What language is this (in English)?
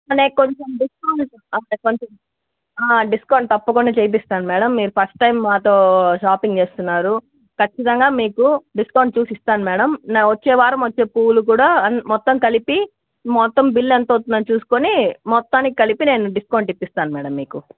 Telugu